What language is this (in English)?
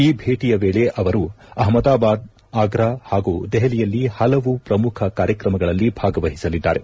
Kannada